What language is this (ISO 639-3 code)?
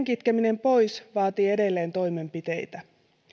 fin